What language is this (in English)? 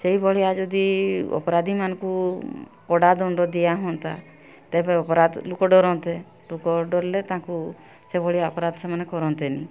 Odia